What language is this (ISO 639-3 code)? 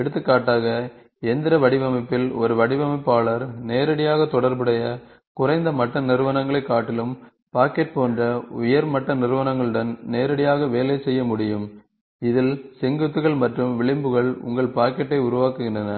tam